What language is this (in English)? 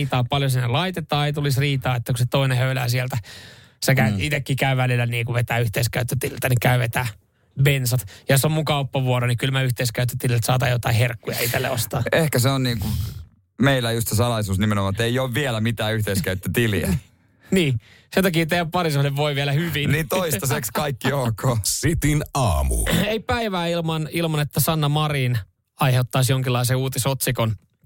Finnish